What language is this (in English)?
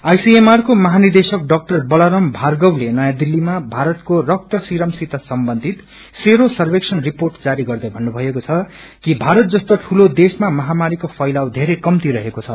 Nepali